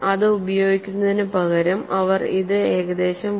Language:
Malayalam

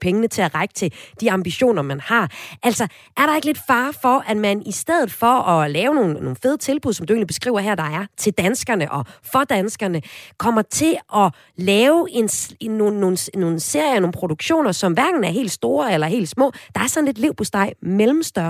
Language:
Danish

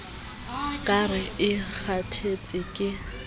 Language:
Southern Sotho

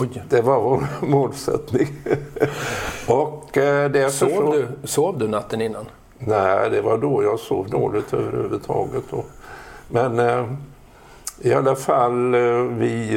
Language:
Swedish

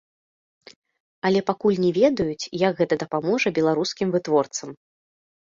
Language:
Belarusian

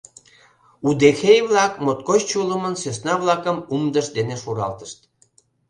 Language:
Mari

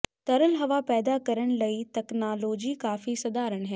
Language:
Punjabi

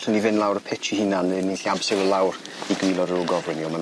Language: Welsh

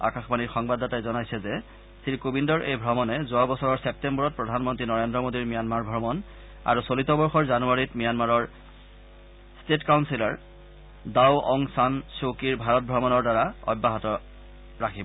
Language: Assamese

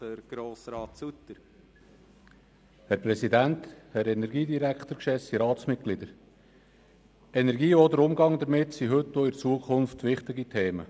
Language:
Swiss German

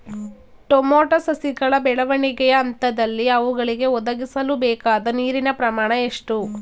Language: Kannada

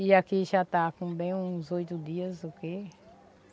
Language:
Portuguese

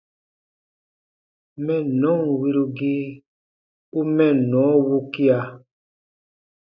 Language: Baatonum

